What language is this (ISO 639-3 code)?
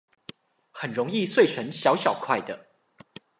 zho